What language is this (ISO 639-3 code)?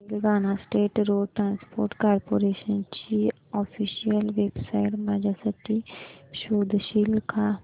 mar